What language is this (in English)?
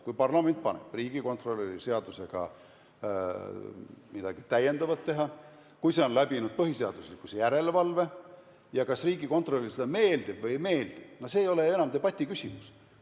Estonian